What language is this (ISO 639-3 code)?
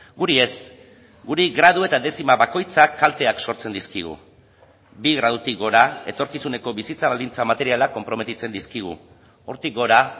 eus